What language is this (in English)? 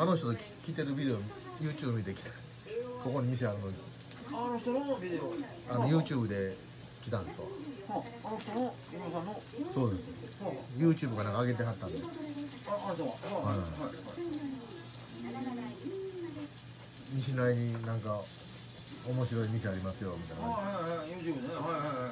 Japanese